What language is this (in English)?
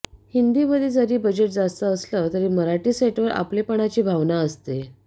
Marathi